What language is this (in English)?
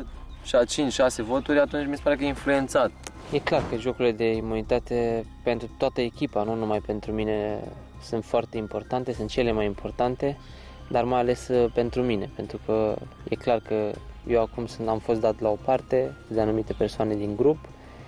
Romanian